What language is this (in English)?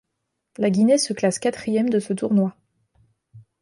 French